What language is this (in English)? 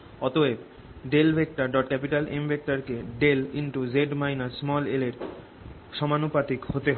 Bangla